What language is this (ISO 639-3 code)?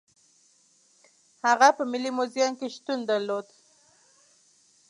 pus